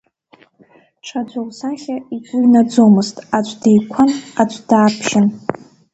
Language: Abkhazian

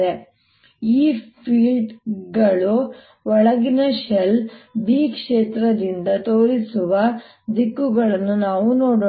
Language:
Kannada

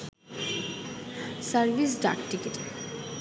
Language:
Bangla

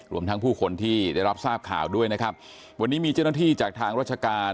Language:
Thai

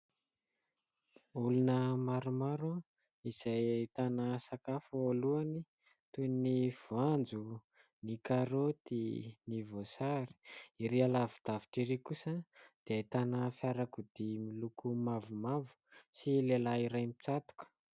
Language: Malagasy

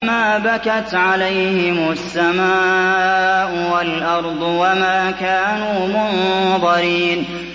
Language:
Arabic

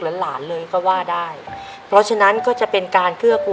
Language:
Thai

